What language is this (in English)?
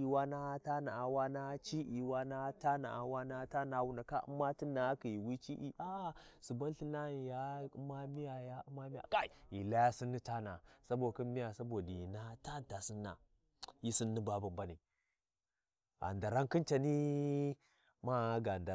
Warji